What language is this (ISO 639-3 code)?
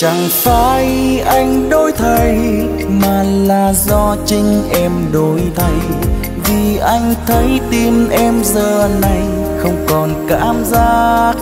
vie